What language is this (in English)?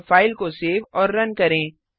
Hindi